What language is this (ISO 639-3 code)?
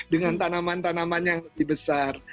ind